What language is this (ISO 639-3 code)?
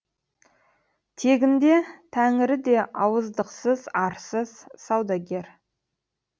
kaz